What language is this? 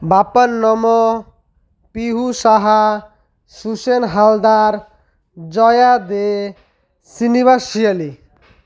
Odia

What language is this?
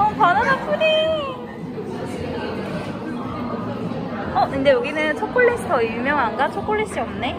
Korean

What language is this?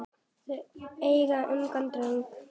Icelandic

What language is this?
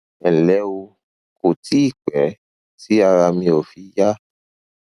Yoruba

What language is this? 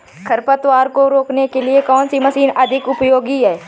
Hindi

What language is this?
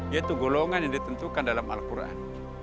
Indonesian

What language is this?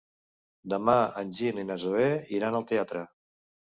Catalan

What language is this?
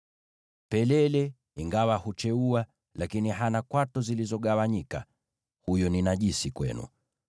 Swahili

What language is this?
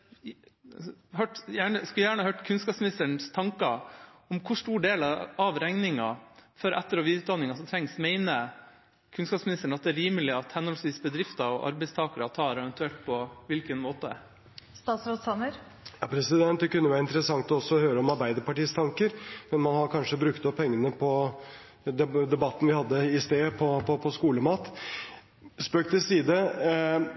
Norwegian Bokmål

